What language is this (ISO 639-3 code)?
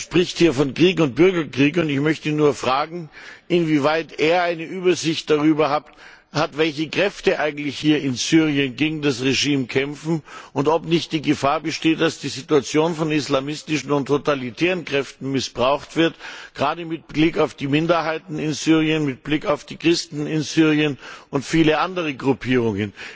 deu